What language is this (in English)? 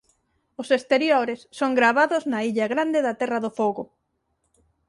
Galician